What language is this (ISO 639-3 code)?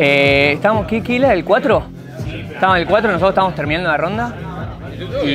spa